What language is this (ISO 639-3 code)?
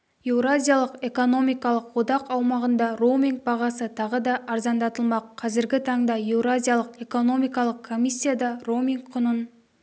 kaz